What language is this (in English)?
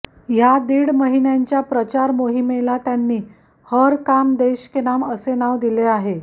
Marathi